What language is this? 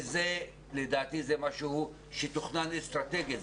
Hebrew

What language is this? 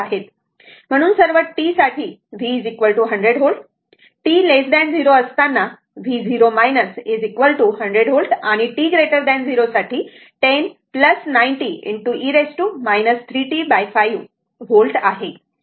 Marathi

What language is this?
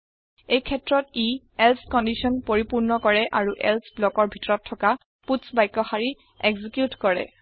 Assamese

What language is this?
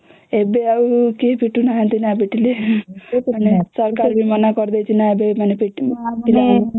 Odia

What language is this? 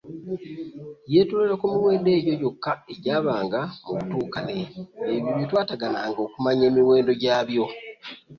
Ganda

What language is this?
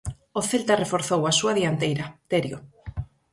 Galician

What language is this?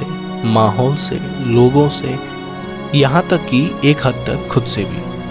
Hindi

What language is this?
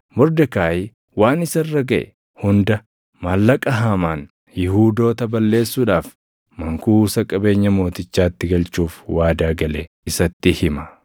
Oromo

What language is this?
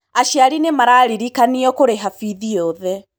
Kikuyu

